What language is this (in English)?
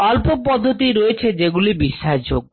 Bangla